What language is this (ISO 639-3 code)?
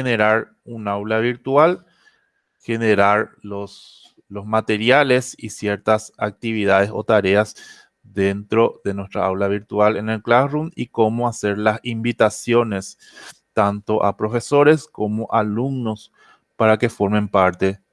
spa